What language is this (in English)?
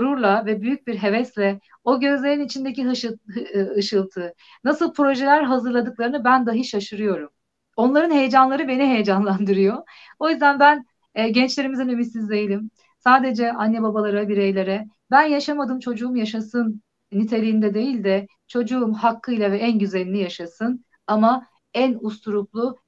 Turkish